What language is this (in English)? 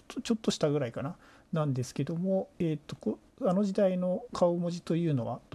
Japanese